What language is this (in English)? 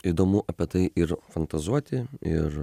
Lithuanian